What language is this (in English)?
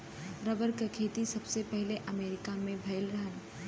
Bhojpuri